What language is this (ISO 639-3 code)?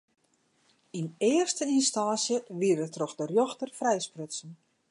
fry